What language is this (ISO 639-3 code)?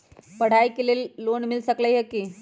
mag